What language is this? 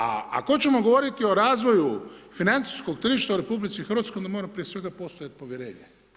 Croatian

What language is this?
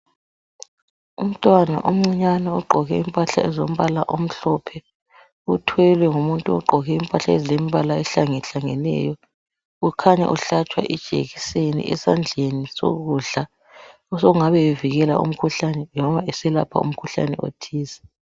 North Ndebele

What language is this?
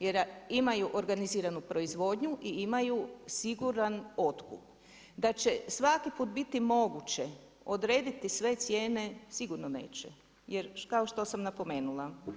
Croatian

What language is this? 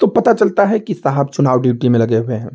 Hindi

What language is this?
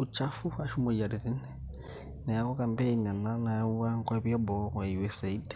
Masai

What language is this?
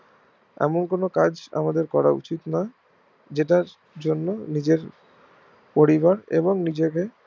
Bangla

